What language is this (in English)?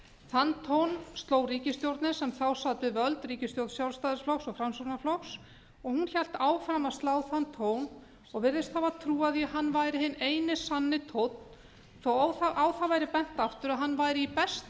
Icelandic